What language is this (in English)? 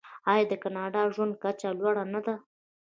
Pashto